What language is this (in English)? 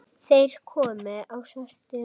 Icelandic